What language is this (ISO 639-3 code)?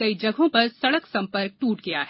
hin